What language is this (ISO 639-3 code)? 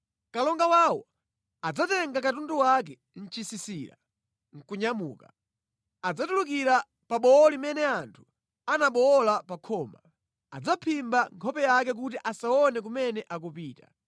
nya